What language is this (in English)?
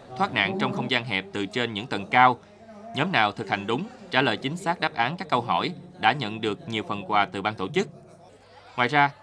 Vietnamese